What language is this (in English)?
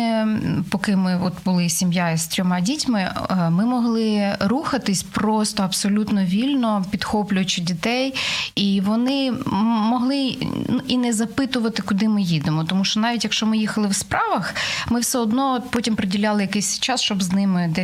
Ukrainian